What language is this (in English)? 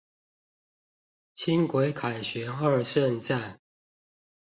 Chinese